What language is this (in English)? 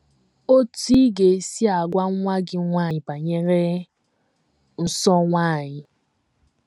Igbo